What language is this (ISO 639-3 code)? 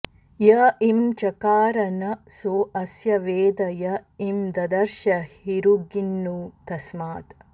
san